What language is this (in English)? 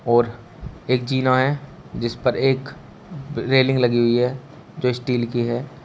Hindi